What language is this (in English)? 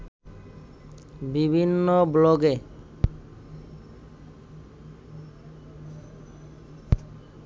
Bangla